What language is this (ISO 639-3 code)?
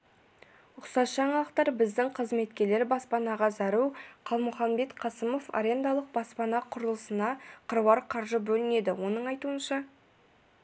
kaz